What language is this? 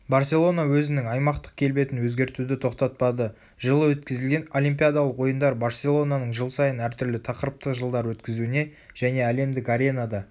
Kazakh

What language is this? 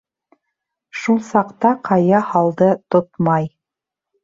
Bashkir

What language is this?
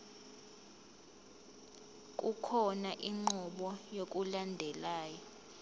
Zulu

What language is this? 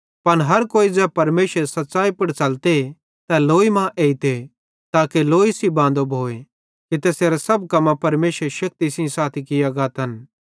Bhadrawahi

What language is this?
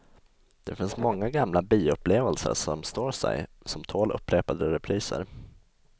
Swedish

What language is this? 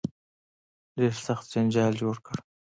Pashto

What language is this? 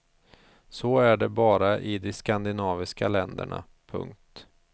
Swedish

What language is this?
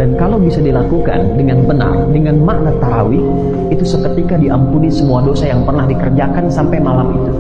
Indonesian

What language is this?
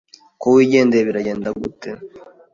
Kinyarwanda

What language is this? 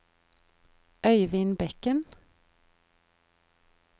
Norwegian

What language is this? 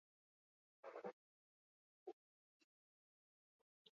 Basque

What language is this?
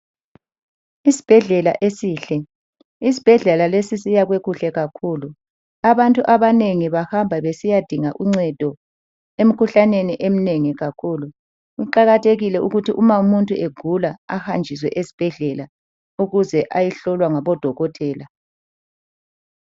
North Ndebele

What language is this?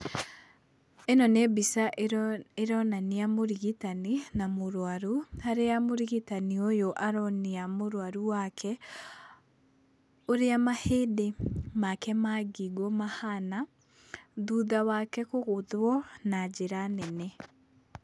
Kikuyu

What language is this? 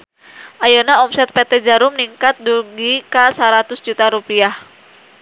Sundanese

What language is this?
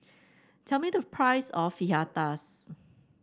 English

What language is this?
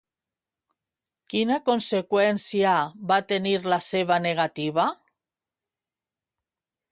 Catalan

